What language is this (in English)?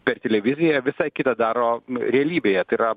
Lithuanian